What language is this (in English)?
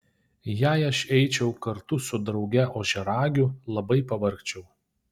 Lithuanian